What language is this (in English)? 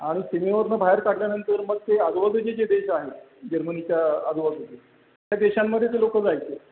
Marathi